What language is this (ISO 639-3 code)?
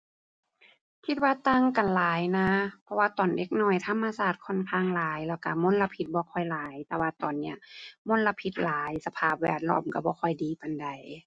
tha